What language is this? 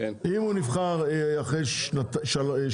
Hebrew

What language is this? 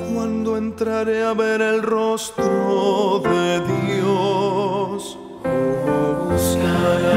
Romanian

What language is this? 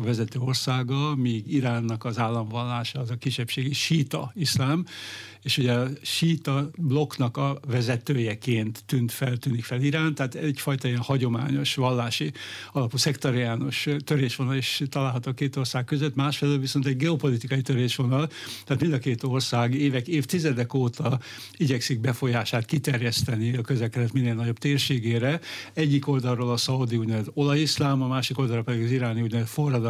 Hungarian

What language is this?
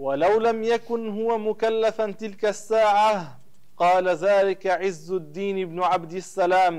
Arabic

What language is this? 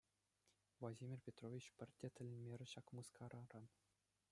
Chuvash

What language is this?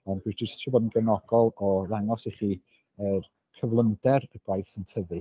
Welsh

